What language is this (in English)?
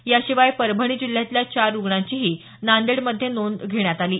Marathi